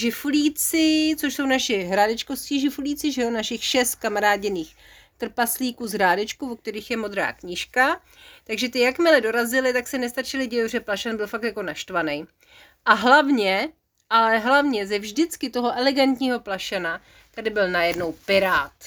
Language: Czech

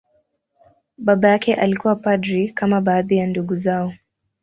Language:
Swahili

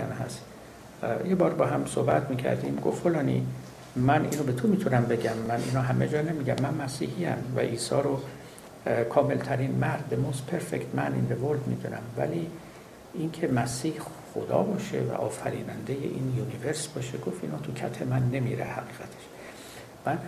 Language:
Persian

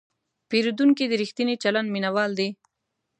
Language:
Pashto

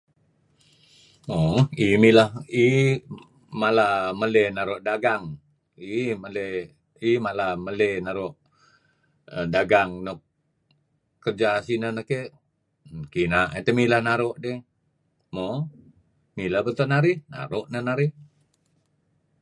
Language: Kelabit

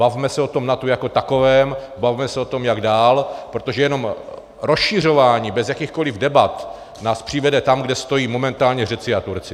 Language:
Czech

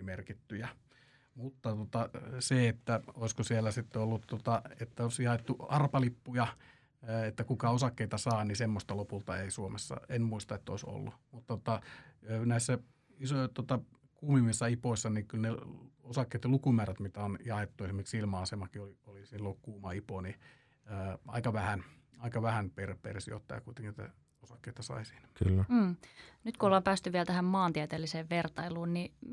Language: Finnish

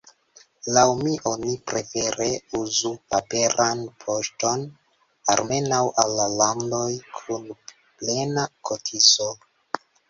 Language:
Esperanto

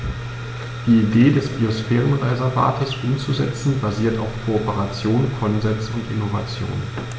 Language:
German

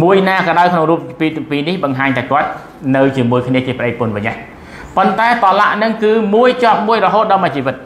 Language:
Thai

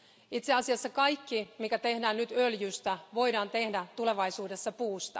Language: Finnish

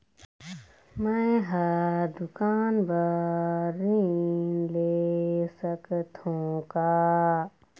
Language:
Chhattisgarhi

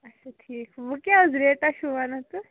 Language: Kashmiri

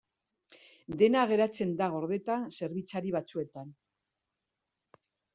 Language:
Basque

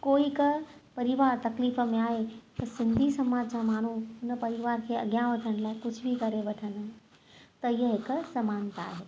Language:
Sindhi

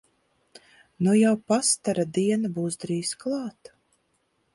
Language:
Latvian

